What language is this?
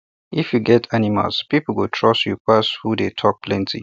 Nigerian Pidgin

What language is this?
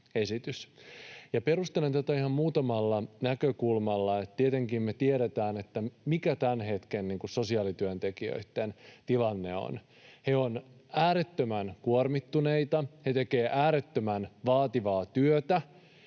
Finnish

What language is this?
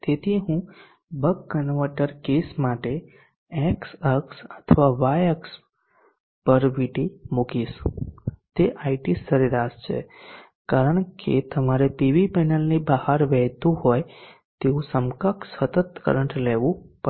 Gujarati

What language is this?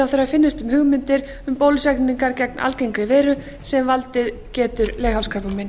Icelandic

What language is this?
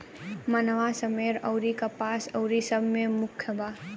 Bhojpuri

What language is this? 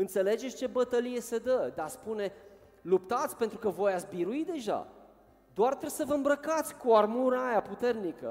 Romanian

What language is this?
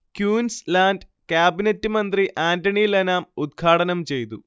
Malayalam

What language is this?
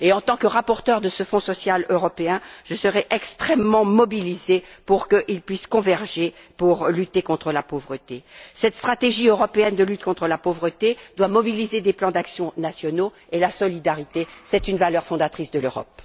French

